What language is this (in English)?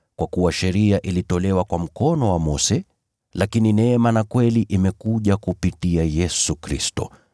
Swahili